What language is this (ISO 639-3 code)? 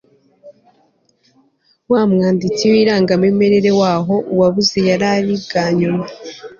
kin